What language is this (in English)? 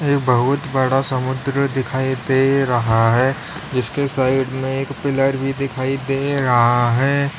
Hindi